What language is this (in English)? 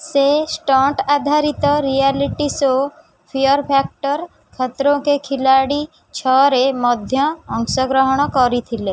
Odia